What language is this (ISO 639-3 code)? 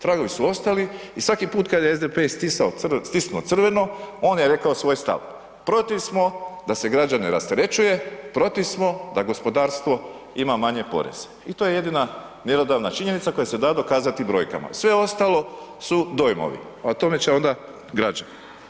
hrv